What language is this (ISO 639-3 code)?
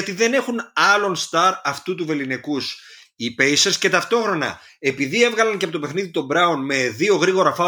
ell